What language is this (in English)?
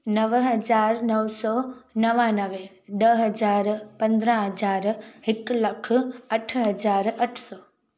Sindhi